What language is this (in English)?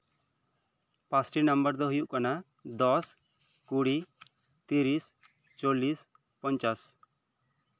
Santali